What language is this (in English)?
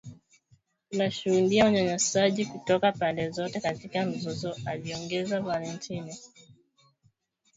Swahili